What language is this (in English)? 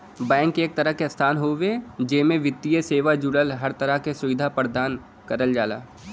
Bhojpuri